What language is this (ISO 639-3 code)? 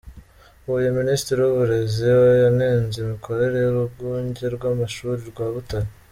kin